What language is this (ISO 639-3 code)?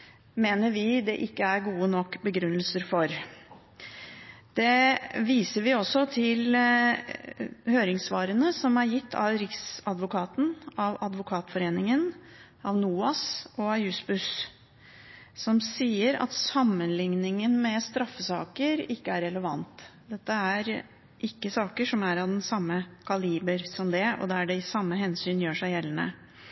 nob